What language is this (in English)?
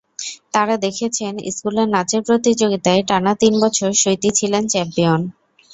Bangla